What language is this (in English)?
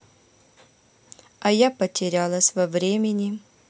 Russian